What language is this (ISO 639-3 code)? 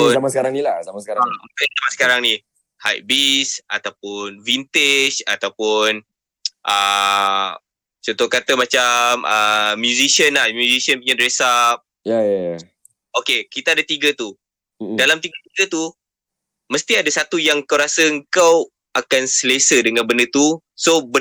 msa